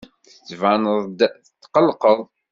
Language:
Kabyle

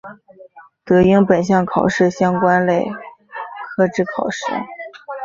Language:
Chinese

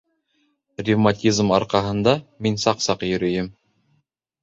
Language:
Bashkir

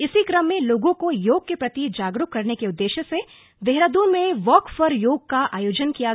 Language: Hindi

